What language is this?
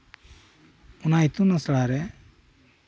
Santali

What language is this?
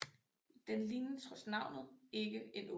Danish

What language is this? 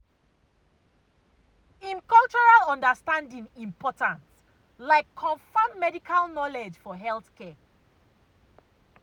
Nigerian Pidgin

